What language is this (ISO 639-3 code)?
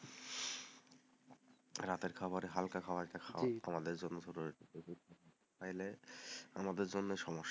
ben